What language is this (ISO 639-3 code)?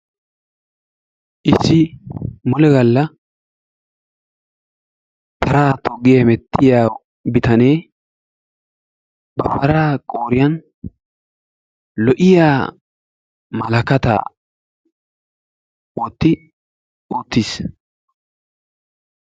wal